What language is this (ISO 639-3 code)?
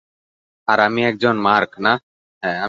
ben